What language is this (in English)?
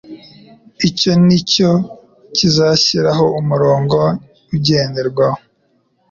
Kinyarwanda